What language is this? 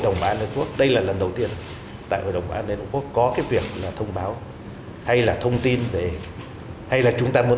Vietnamese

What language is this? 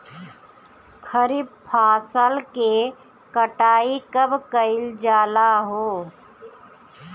Bhojpuri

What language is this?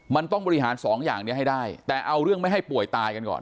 Thai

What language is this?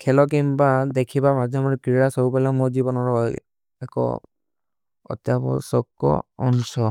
Kui (India)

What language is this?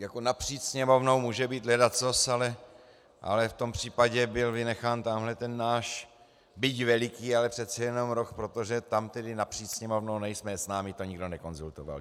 Czech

